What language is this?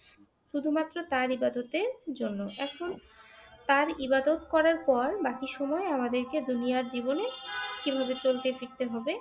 Bangla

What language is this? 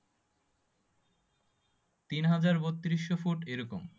Bangla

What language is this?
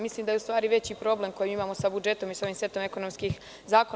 Serbian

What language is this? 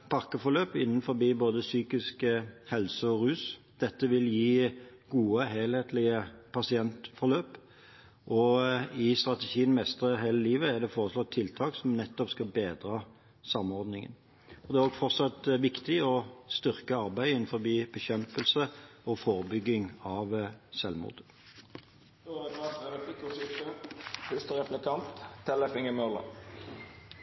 Norwegian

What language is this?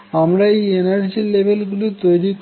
Bangla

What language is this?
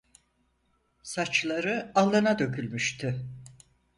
Turkish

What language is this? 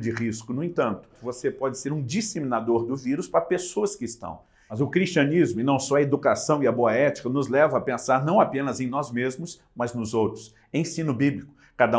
Portuguese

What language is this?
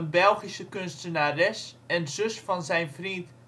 Dutch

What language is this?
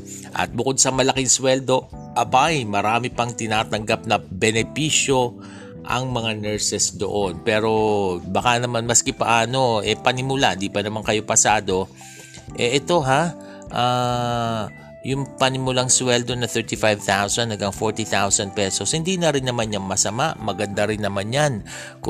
Filipino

